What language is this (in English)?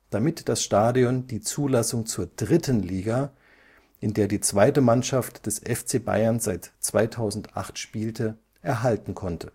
German